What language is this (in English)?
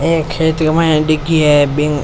Rajasthani